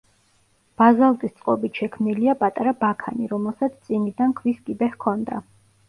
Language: Georgian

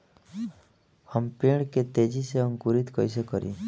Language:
Bhojpuri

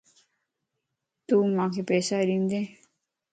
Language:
Lasi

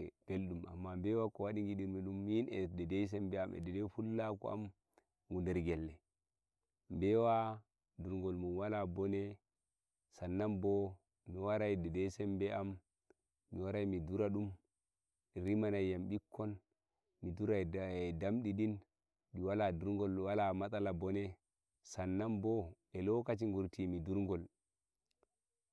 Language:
Nigerian Fulfulde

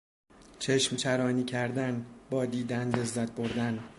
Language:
Persian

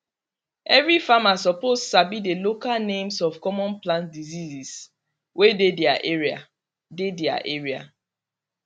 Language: Nigerian Pidgin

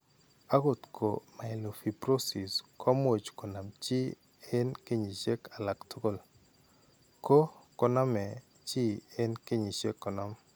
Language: Kalenjin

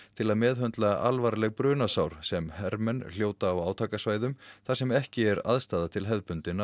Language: Icelandic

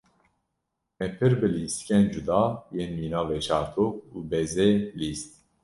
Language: Kurdish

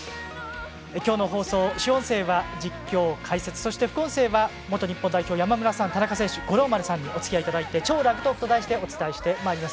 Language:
Japanese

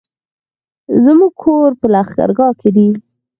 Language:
Pashto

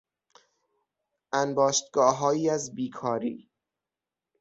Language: Persian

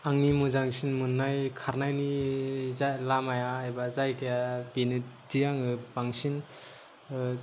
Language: Bodo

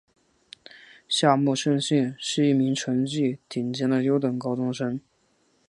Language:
Chinese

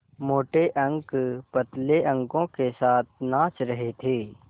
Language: Hindi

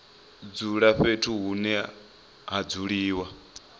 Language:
Venda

